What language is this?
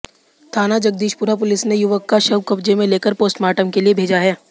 Hindi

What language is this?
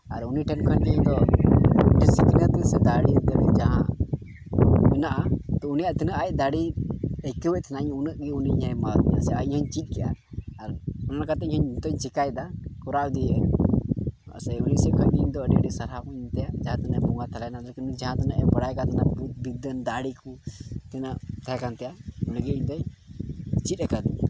Santali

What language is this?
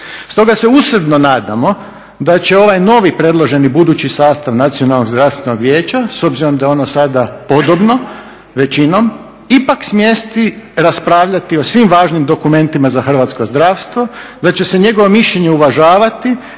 Croatian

